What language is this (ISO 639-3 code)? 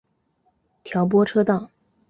zho